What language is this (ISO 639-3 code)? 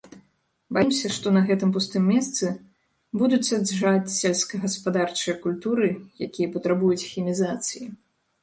bel